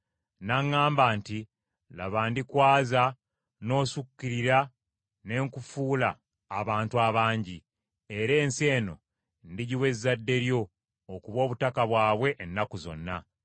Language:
Ganda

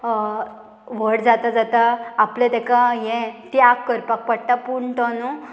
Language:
Konkani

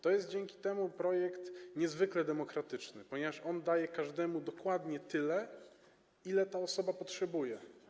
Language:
Polish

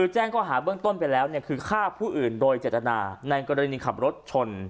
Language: Thai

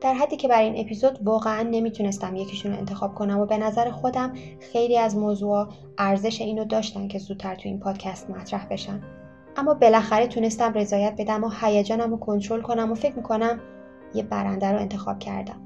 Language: Persian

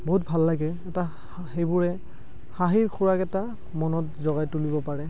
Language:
Assamese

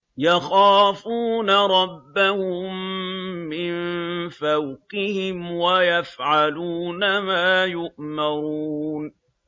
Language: Arabic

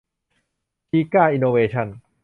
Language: Thai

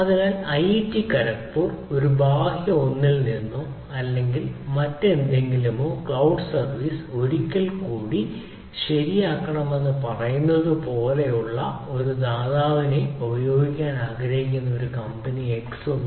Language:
Malayalam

